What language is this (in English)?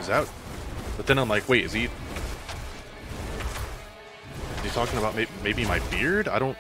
English